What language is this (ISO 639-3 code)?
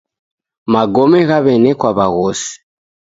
dav